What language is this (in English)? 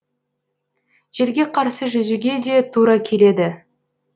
Kazakh